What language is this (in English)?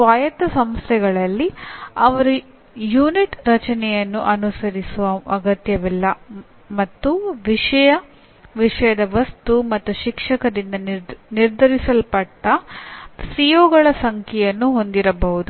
Kannada